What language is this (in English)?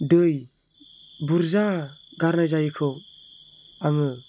Bodo